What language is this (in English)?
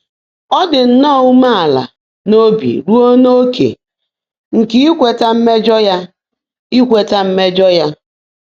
Igbo